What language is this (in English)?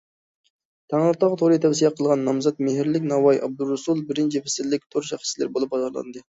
Uyghur